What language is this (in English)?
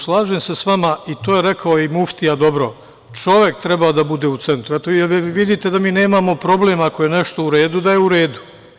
Serbian